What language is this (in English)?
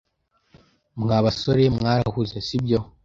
Kinyarwanda